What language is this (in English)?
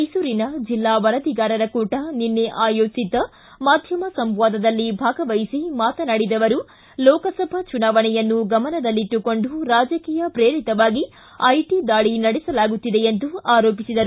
Kannada